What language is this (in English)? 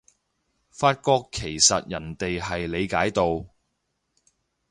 Cantonese